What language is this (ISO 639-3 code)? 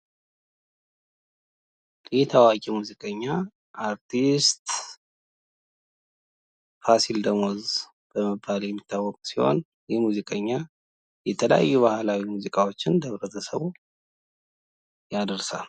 amh